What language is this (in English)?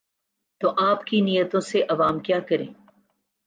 Urdu